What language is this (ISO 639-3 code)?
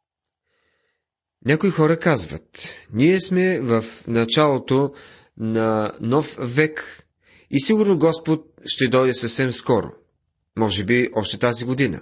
bul